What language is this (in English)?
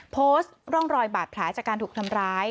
Thai